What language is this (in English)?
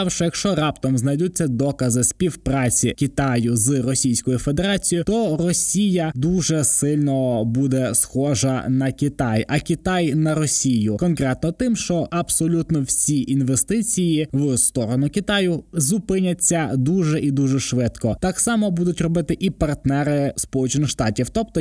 Ukrainian